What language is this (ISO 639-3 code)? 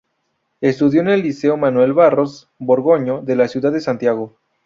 spa